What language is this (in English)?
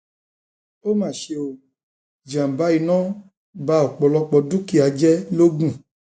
Yoruba